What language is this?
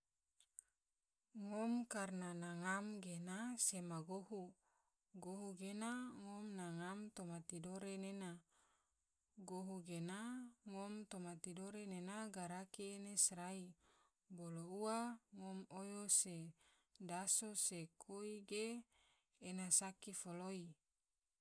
Tidore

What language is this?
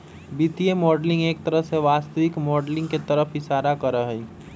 Magahi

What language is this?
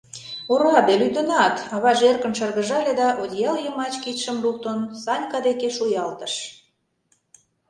Mari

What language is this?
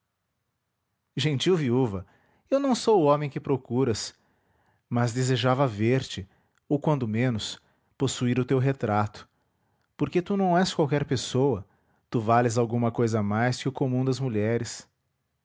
Portuguese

